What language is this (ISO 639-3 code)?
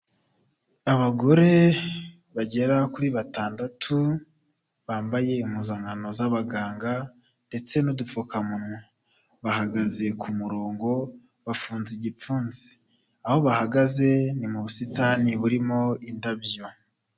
kin